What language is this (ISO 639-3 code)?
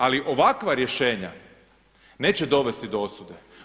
hrv